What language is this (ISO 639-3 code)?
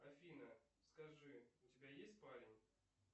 rus